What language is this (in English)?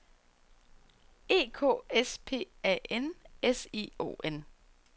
Danish